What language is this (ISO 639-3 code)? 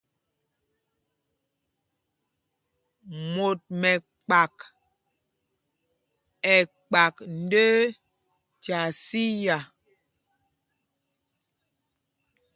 mgg